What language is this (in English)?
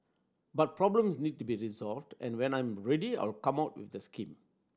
English